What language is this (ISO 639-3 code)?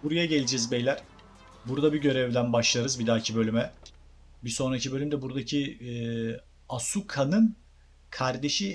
tur